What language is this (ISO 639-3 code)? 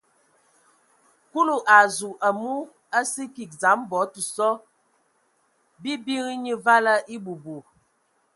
ewo